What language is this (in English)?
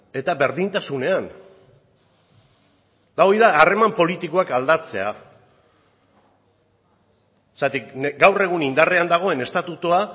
Basque